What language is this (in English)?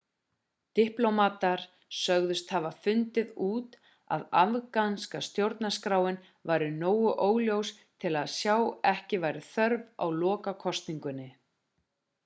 Icelandic